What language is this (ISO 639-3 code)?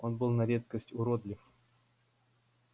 rus